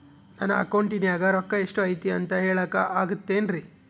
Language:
Kannada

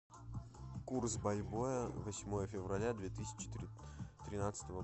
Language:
Russian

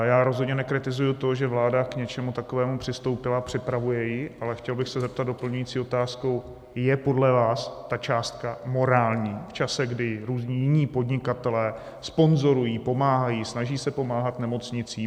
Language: Czech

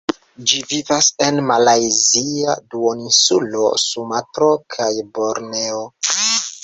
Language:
Esperanto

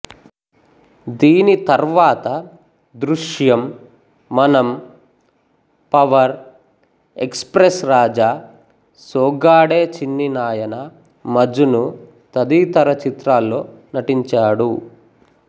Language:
Telugu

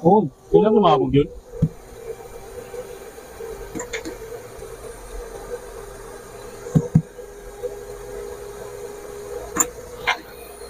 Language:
Indonesian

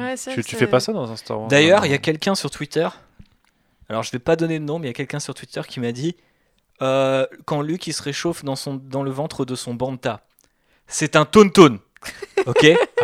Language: French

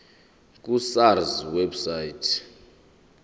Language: Zulu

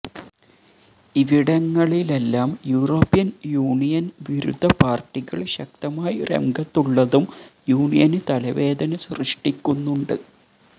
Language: Malayalam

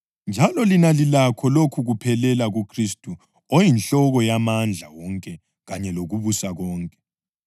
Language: North Ndebele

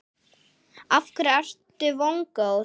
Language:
Icelandic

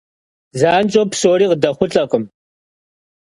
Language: Kabardian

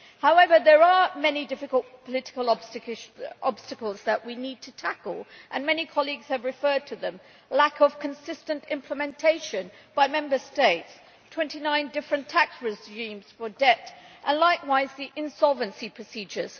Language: English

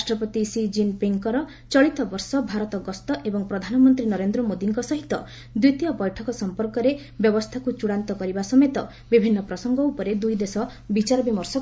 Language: Odia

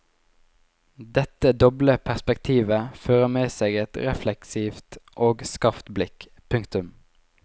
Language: Norwegian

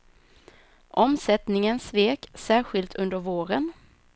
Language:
Swedish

